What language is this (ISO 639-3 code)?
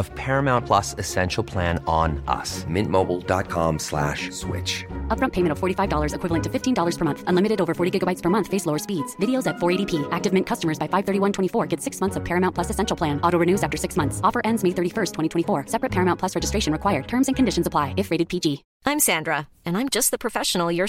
urd